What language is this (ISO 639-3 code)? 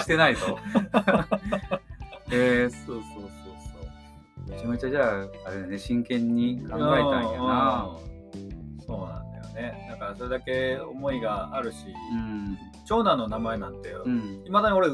jpn